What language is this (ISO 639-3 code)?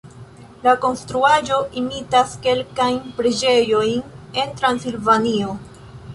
epo